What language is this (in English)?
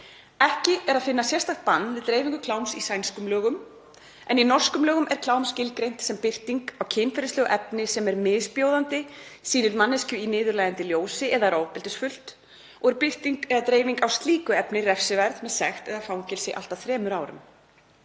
Icelandic